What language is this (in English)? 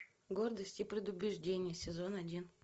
Russian